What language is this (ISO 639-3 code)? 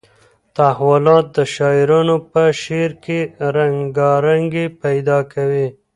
pus